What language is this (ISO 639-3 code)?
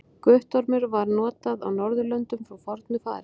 isl